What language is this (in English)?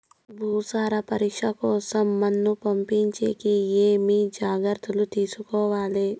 Telugu